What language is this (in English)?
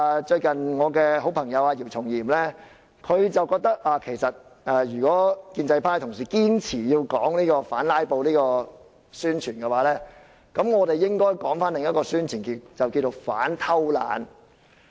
Cantonese